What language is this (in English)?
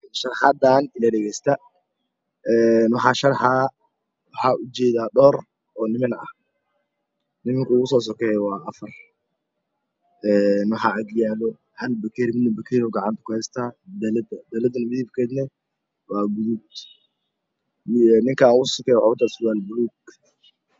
Somali